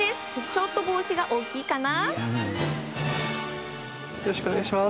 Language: Japanese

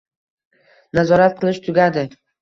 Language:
Uzbek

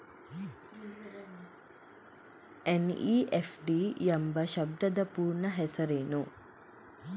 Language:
Kannada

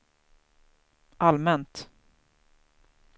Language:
Swedish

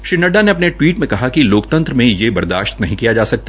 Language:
Hindi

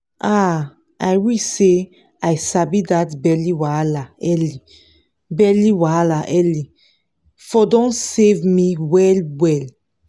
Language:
Nigerian Pidgin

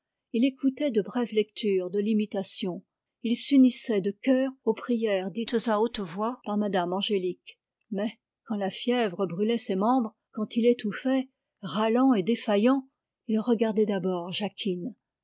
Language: French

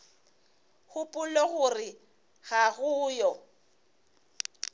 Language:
Northern Sotho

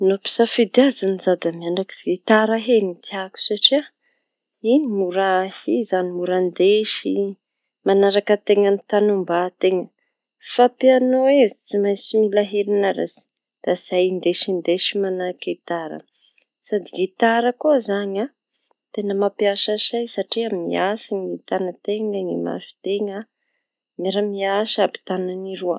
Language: Tanosy Malagasy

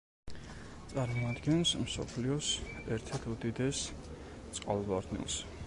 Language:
Georgian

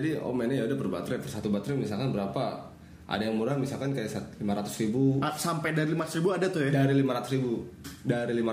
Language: Indonesian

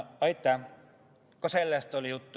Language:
Estonian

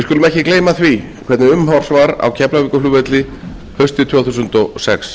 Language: Icelandic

